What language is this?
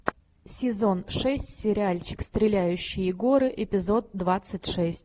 Russian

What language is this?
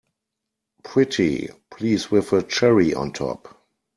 English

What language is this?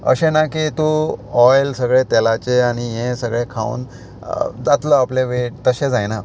Konkani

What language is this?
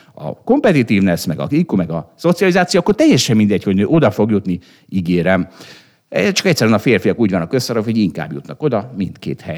Hungarian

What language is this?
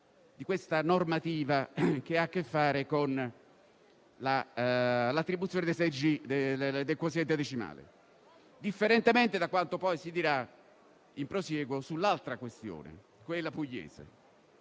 Italian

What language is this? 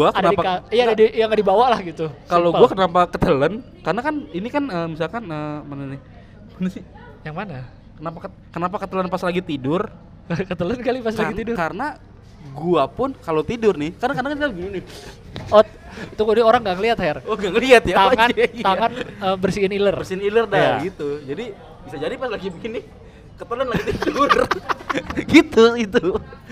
Indonesian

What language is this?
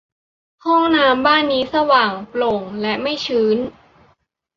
Thai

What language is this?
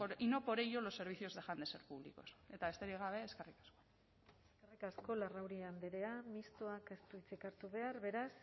Basque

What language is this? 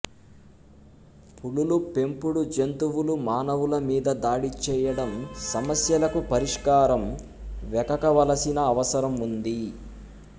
Telugu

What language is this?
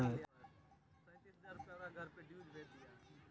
Magahi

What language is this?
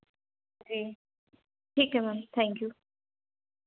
Hindi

